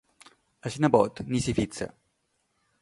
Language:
Catalan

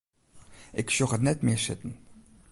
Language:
Western Frisian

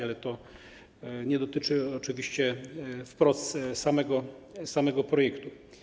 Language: Polish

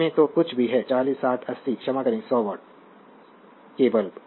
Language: Hindi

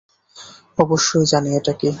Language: Bangla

